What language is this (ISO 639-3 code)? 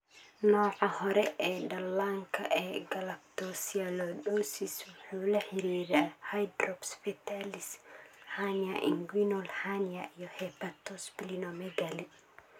som